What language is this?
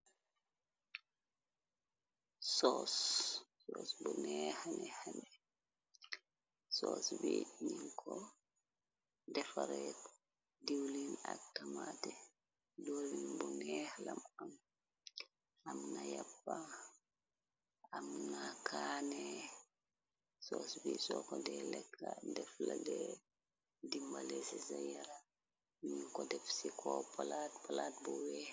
Wolof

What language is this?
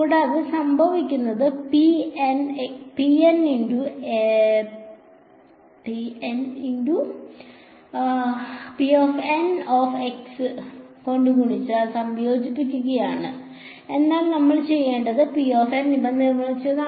Malayalam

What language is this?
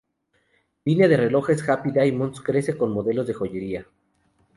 Spanish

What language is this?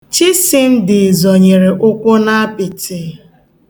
Igbo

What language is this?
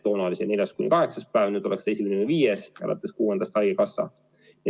Estonian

